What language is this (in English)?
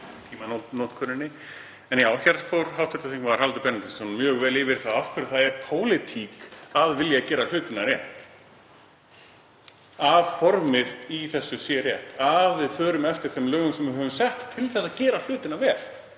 Icelandic